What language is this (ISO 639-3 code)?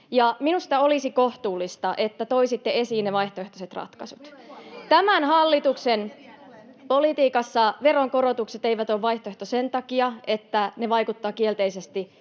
fin